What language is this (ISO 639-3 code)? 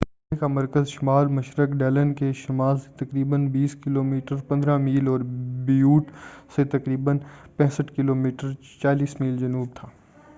urd